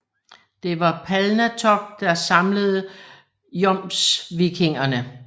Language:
Danish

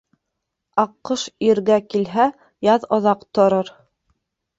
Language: Bashkir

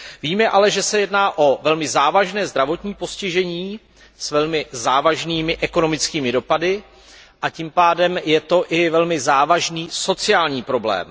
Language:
Czech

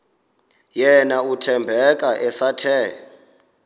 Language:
Xhosa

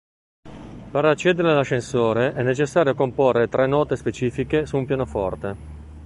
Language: Italian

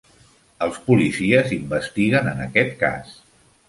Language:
Catalan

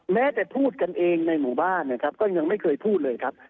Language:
Thai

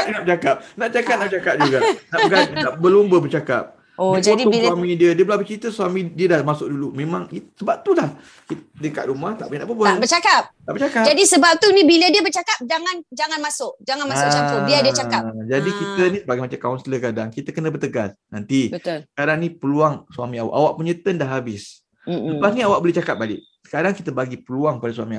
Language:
Malay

